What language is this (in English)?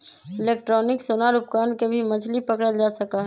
Magahi